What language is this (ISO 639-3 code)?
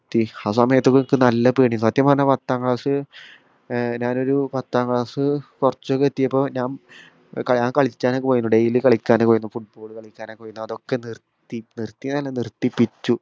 mal